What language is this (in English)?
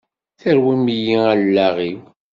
Kabyle